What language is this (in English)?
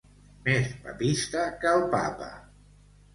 Catalan